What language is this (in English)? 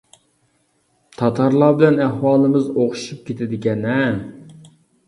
Uyghur